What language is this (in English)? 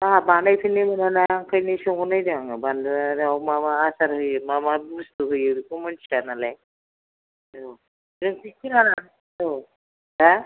Bodo